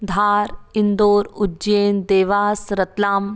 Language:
Hindi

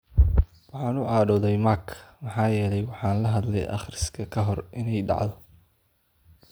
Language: Somali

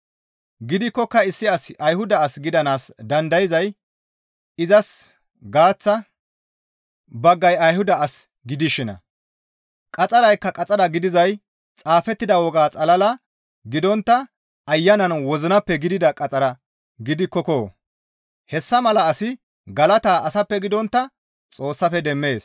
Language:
Gamo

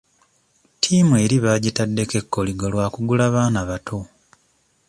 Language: Ganda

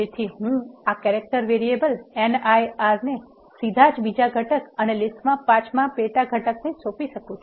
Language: Gujarati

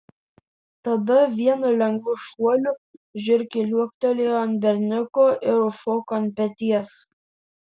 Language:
Lithuanian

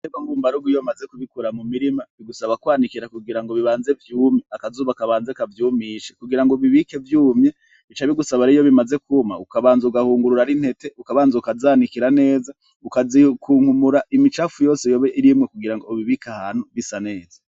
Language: Rundi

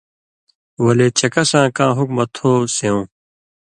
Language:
Indus Kohistani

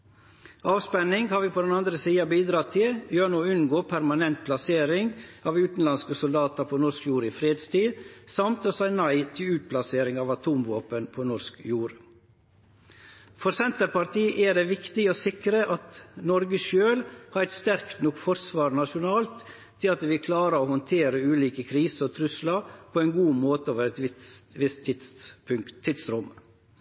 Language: Norwegian Nynorsk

